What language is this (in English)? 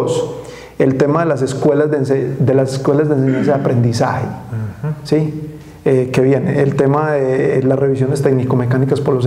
Spanish